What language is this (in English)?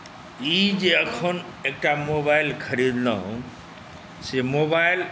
Maithili